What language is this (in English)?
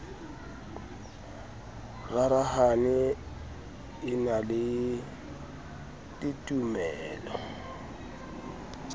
Southern Sotho